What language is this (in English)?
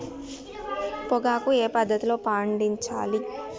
Telugu